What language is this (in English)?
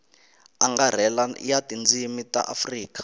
Tsonga